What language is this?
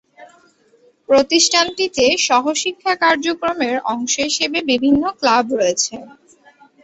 Bangla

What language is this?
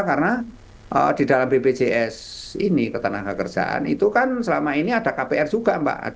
Indonesian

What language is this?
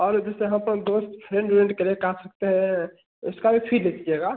Hindi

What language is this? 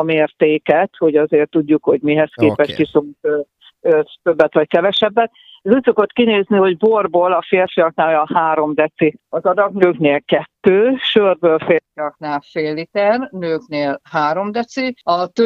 Hungarian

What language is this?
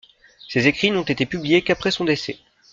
French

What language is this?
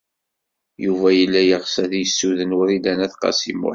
Kabyle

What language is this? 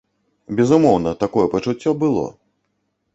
Belarusian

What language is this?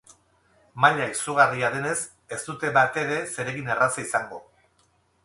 Basque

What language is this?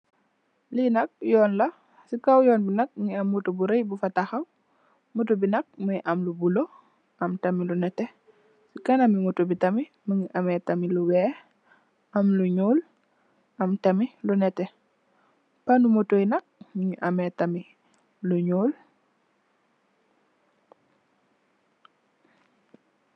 Wolof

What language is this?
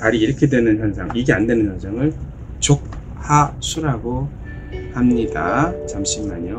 Korean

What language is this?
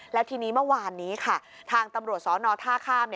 Thai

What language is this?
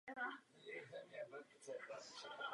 Czech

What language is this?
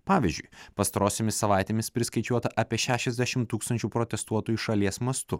Lithuanian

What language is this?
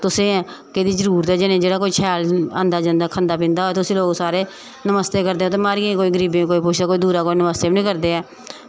Dogri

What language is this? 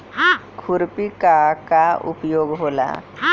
Bhojpuri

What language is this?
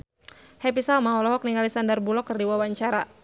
Sundanese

